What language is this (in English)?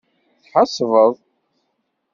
Kabyle